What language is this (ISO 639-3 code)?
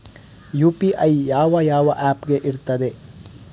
kan